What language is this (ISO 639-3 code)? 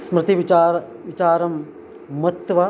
san